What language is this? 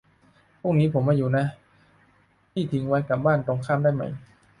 Thai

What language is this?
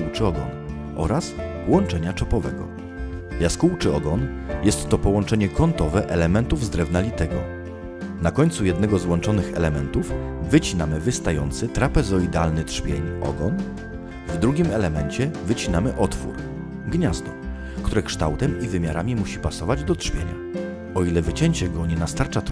Polish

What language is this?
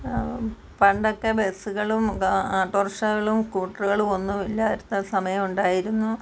Malayalam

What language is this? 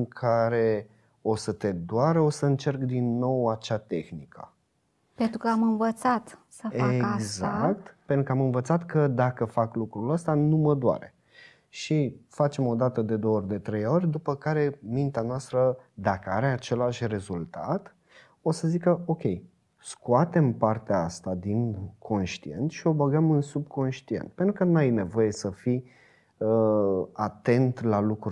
Romanian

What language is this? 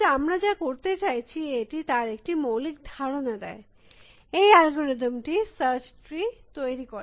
Bangla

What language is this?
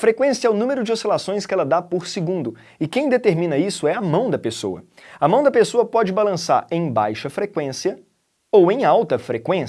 Portuguese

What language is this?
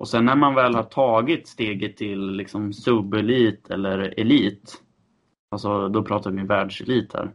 Swedish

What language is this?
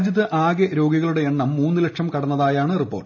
Malayalam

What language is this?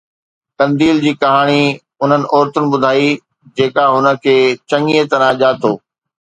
Sindhi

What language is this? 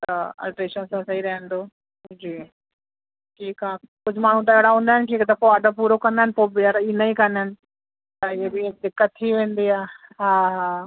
Sindhi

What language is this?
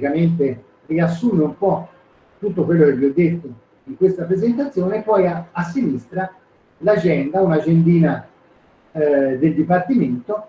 Italian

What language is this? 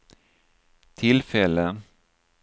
Swedish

